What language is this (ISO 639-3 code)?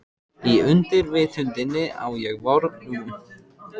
isl